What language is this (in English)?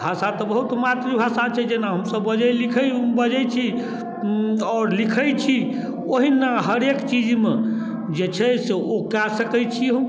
Maithili